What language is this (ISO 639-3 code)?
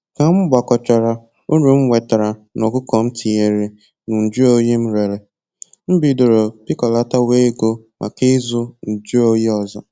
ibo